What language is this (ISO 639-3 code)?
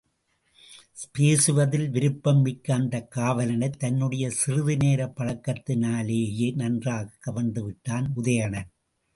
tam